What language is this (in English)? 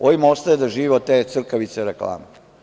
Serbian